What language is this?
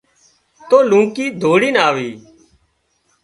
Wadiyara Koli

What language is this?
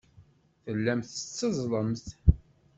Kabyle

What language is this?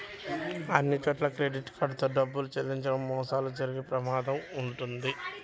Telugu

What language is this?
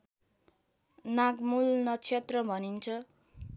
Nepali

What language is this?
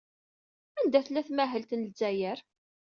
Kabyle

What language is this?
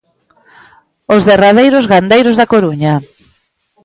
Galician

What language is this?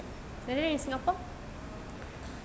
English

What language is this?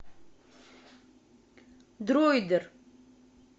Russian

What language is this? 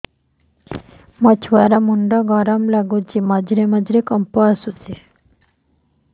Odia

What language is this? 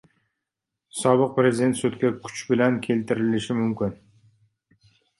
Uzbek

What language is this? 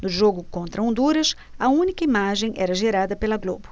Portuguese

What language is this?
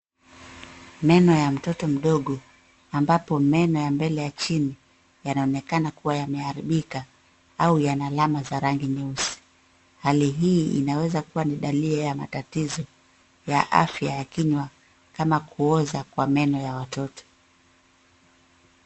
Swahili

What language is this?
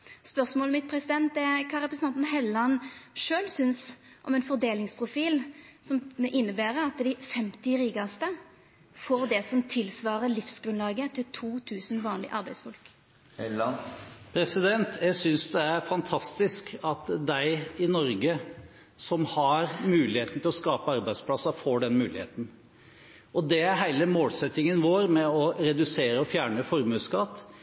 Norwegian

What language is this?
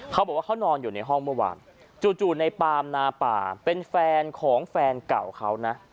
Thai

